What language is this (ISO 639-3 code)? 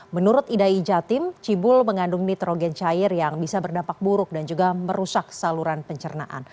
ind